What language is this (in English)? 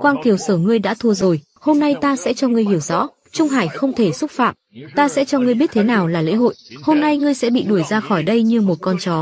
Vietnamese